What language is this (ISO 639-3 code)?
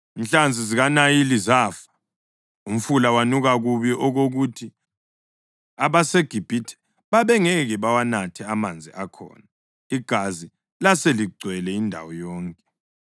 nde